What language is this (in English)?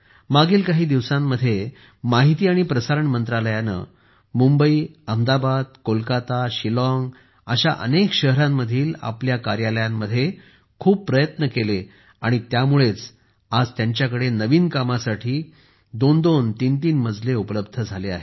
Marathi